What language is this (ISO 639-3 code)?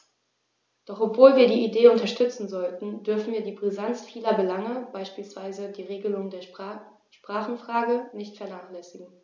deu